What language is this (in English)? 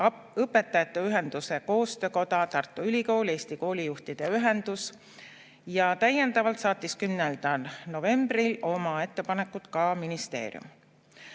Estonian